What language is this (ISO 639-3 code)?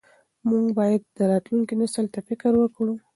pus